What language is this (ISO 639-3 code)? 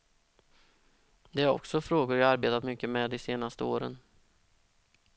swe